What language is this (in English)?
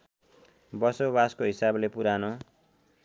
Nepali